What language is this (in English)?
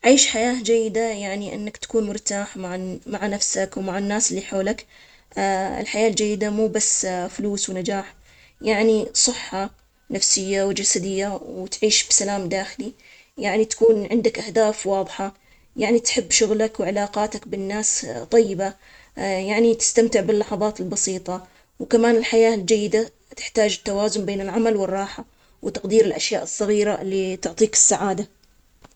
Omani Arabic